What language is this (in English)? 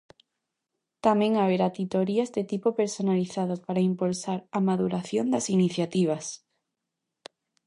Galician